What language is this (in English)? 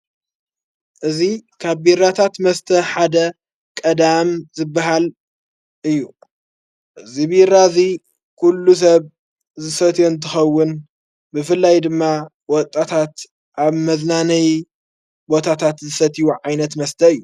Tigrinya